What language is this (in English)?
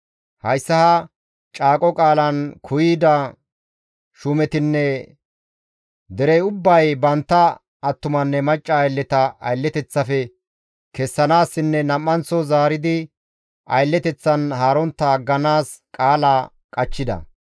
Gamo